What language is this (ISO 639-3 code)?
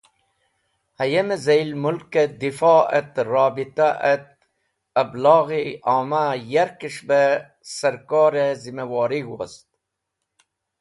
wbl